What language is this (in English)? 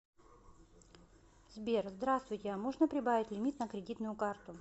Russian